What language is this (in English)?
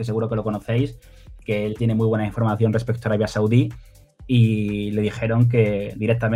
Spanish